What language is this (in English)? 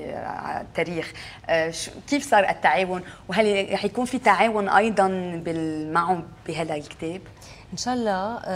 Arabic